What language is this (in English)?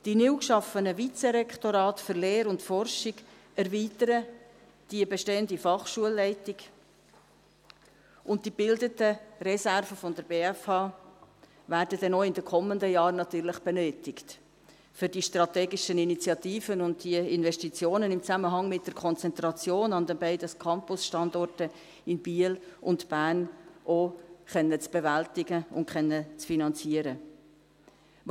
Swiss German